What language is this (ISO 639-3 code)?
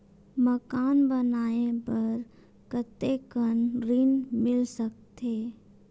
hne